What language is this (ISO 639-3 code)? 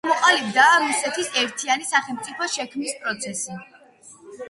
kat